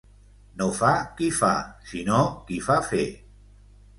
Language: Catalan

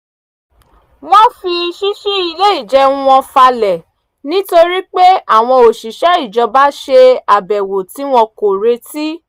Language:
Yoruba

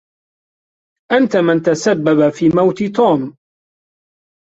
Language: Arabic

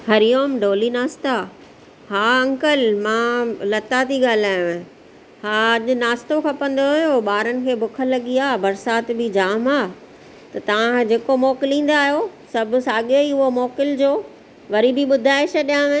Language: Sindhi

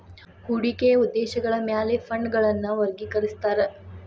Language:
Kannada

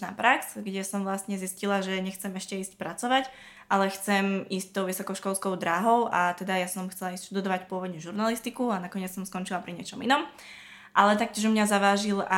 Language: Slovak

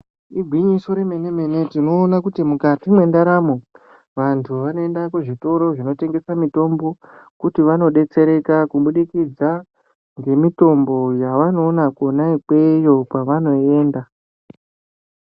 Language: Ndau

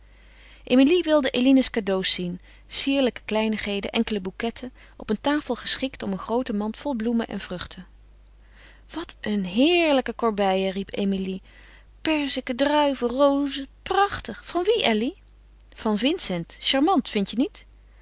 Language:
Dutch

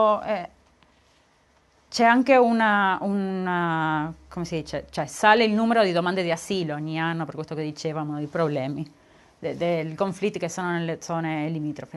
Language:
Italian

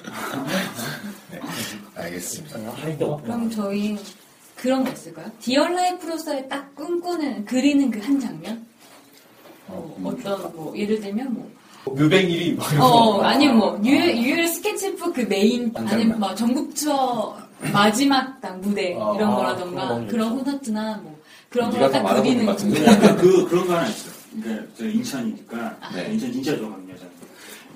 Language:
Korean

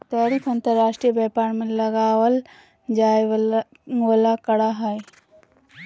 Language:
Magahi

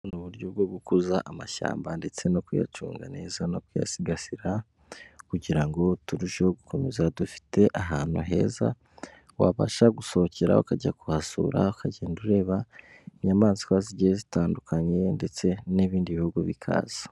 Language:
Kinyarwanda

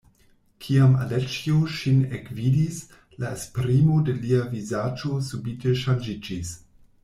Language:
Esperanto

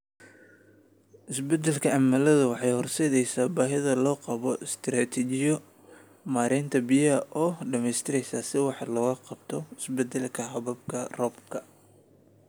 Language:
Somali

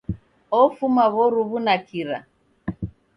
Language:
Taita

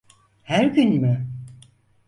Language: Turkish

